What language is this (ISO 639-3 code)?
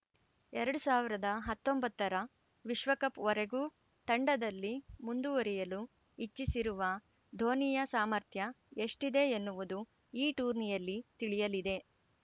kan